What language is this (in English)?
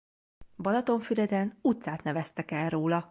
Hungarian